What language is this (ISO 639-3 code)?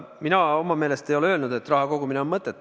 est